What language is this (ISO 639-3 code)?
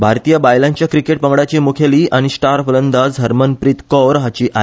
kok